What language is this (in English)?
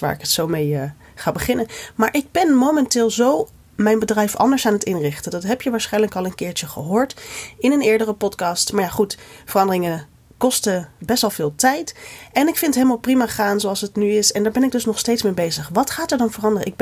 Dutch